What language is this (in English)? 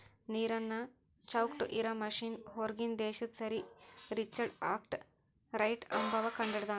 Kannada